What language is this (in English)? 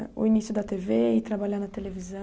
Portuguese